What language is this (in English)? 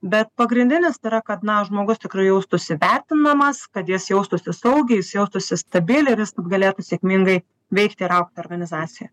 Lithuanian